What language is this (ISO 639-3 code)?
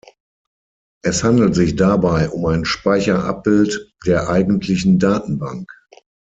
deu